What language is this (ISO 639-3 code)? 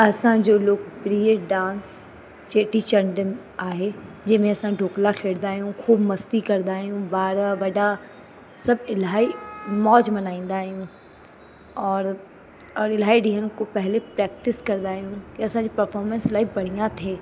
snd